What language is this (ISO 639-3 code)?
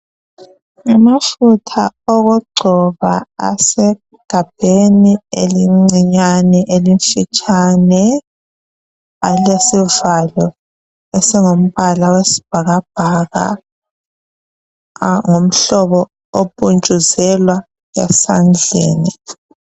nde